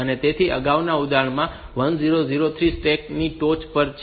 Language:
Gujarati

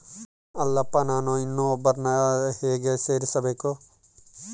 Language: Kannada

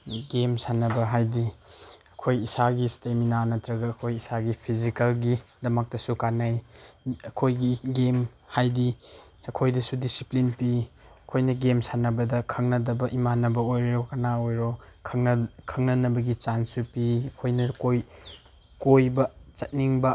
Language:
Manipuri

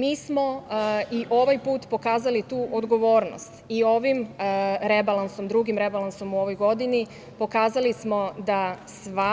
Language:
Serbian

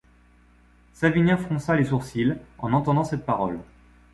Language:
French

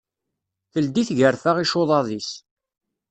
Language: Kabyle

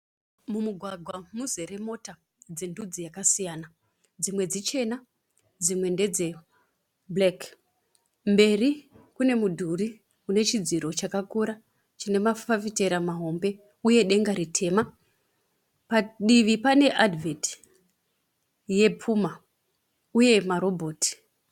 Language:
Shona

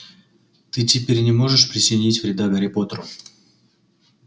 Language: Russian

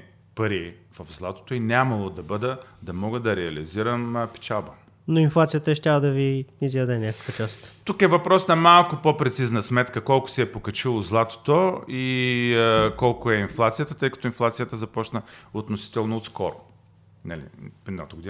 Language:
Bulgarian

